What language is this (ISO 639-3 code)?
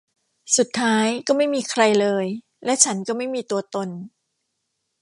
tha